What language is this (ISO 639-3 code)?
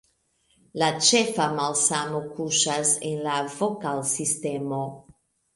epo